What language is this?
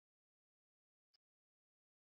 Swahili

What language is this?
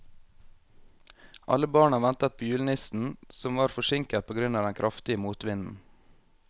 Norwegian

